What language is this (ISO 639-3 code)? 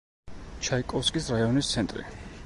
kat